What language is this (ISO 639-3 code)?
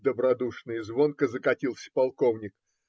rus